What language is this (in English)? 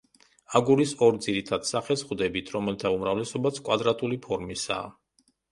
Georgian